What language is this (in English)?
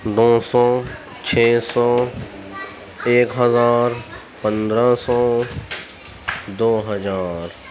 Urdu